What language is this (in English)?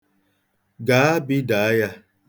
Igbo